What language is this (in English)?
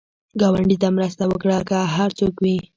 Pashto